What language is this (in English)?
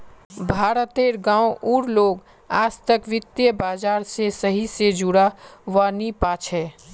Magahi